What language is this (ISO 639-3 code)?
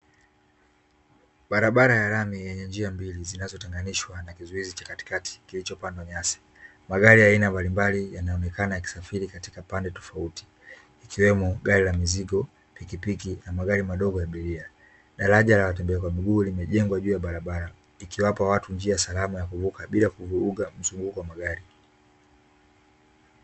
swa